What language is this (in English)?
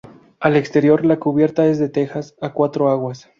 Spanish